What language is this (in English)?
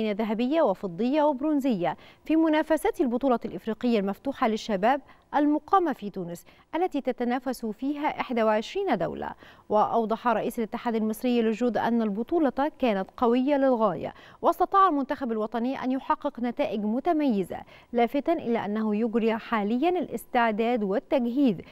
Arabic